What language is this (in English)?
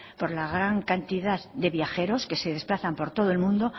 Spanish